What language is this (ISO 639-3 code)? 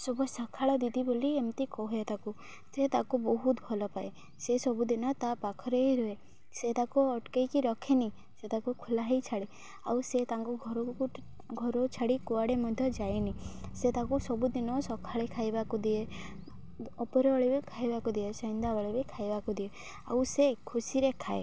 ori